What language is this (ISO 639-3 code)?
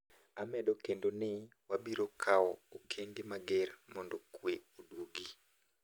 luo